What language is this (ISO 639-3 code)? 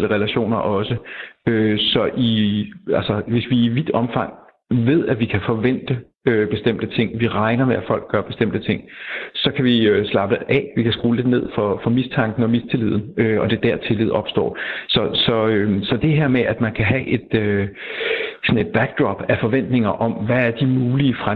dan